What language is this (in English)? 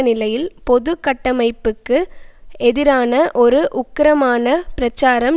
Tamil